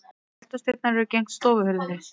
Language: Icelandic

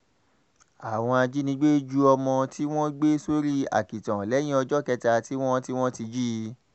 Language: Yoruba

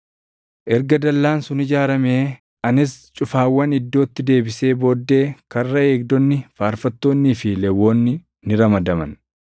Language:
Oromo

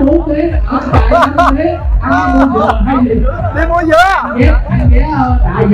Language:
Vietnamese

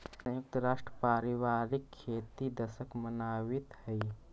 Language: Magahi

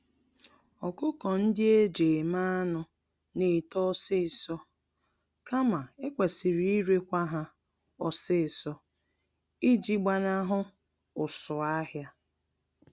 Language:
Igbo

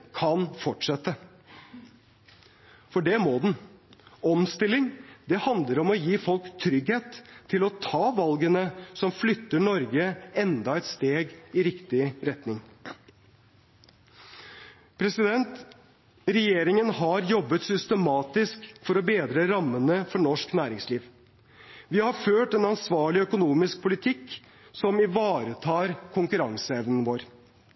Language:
Norwegian Bokmål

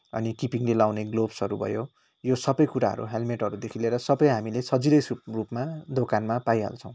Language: Nepali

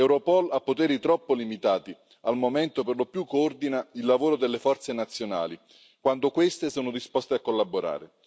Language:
Italian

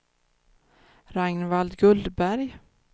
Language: Swedish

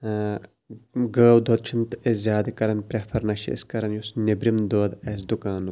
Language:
Kashmiri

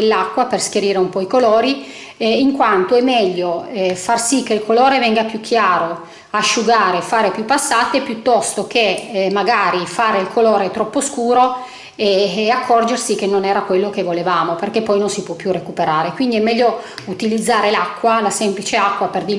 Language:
Italian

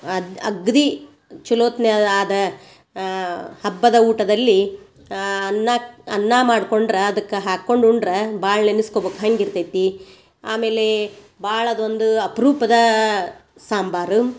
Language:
Kannada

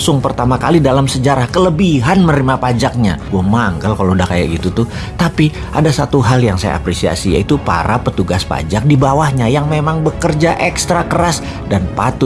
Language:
Indonesian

